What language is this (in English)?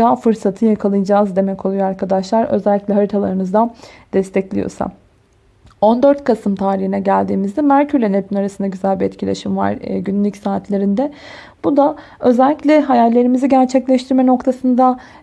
Turkish